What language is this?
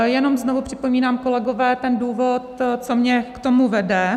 Czech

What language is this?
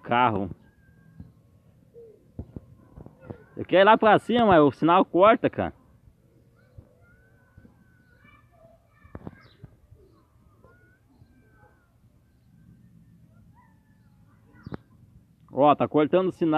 Portuguese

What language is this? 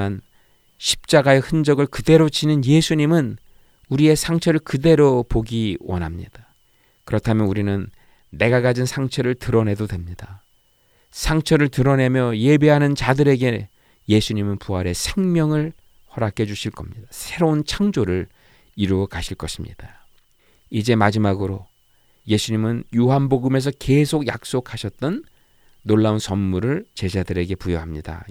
Korean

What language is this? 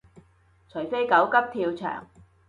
Cantonese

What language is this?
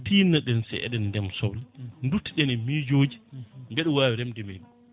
Fula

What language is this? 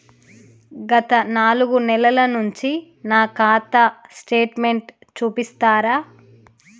Telugu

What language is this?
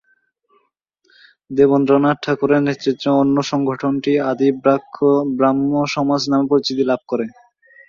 Bangla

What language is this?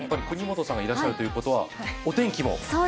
Japanese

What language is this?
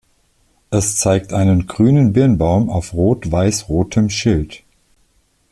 German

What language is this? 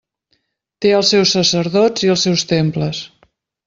Catalan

